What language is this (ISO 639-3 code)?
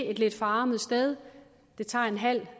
dan